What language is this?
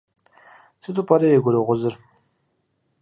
Kabardian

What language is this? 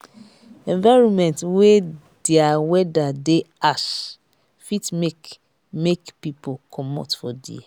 Nigerian Pidgin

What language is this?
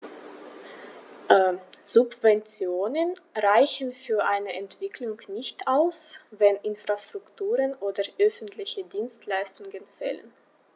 German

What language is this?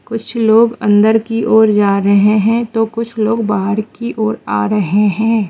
Hindi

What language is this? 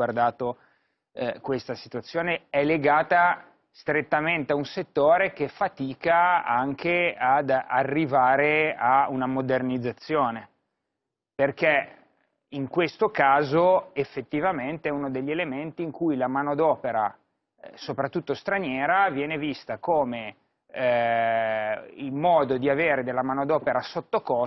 Italian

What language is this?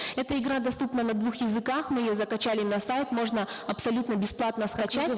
Kazakh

